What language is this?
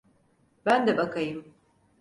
Turkish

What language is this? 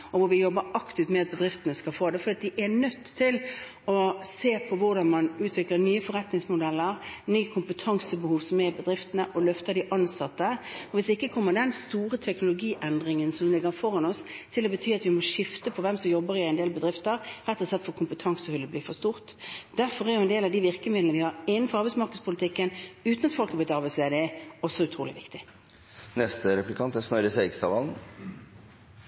Norwegian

